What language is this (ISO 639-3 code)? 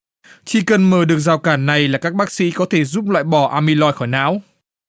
vie